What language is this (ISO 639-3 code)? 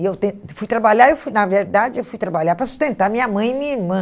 por